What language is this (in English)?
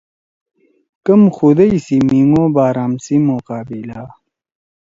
Torwali